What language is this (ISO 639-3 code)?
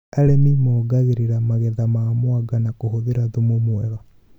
kik